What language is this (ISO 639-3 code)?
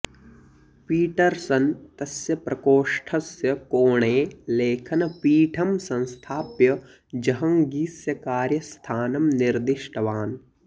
san